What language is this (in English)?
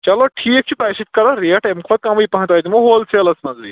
Kashmiri